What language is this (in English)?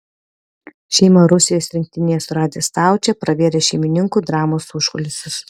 Lithuanian